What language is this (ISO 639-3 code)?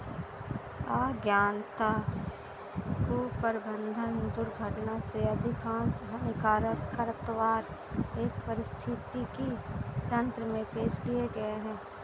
hin